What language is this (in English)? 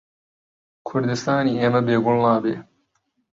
Central Kurdish